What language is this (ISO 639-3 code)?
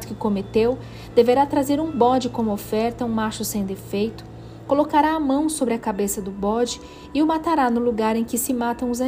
por